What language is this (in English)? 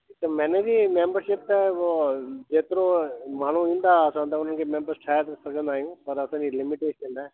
Sindhi